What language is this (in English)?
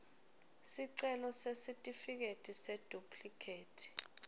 Swati